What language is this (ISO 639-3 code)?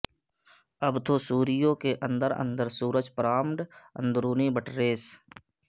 urd